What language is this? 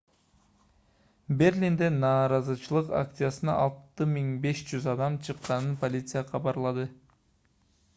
Kyrgyz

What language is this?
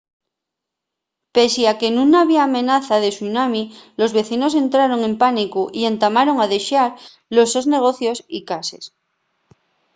Asturian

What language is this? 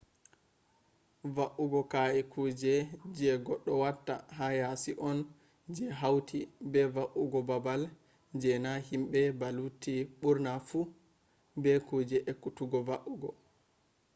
Fula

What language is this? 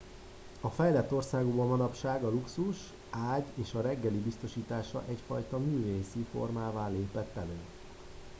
Hungarian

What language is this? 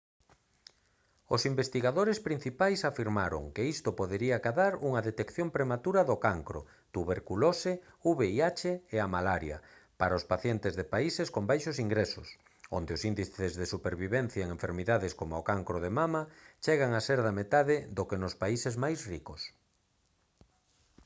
Galician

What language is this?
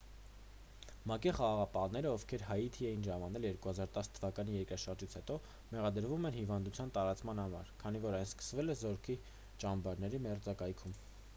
Armenian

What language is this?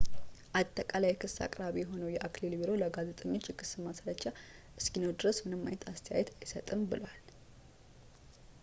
Amharic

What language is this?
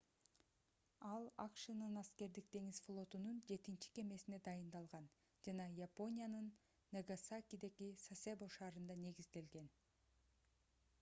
Kyrgyz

